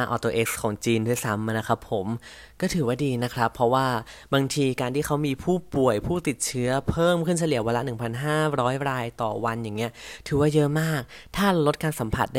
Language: Thai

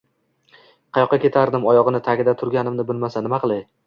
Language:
Uzbek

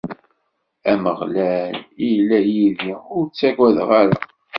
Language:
Kabyle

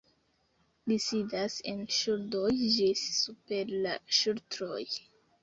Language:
Esperanto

